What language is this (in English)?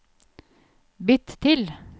Norwegian